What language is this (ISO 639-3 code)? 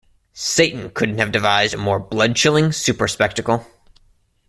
eng